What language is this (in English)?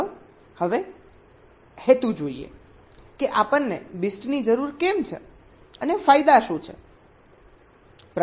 Gujarati